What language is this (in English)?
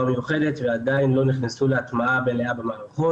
Hebrew